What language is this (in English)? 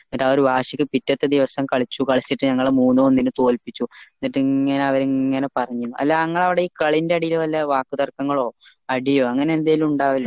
Malayalam